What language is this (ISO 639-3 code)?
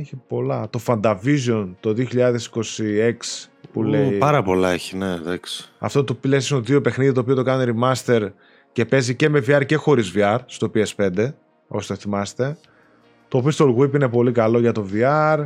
ell